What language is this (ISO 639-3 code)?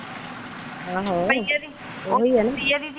pan